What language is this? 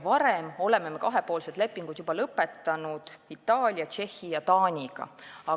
Estonian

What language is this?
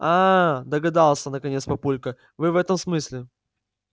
Russian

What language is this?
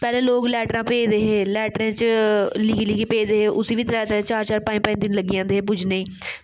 Dogri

